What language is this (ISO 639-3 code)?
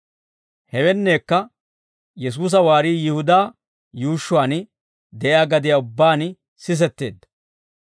dwr